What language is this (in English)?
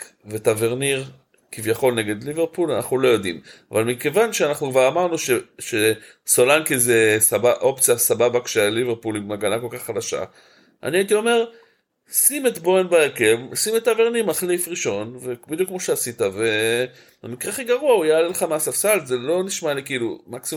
Hebrew